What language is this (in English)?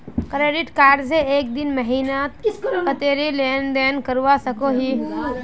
Magahi